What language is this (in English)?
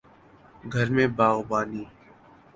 Urdu